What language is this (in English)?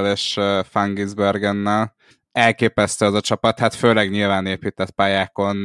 Hungarian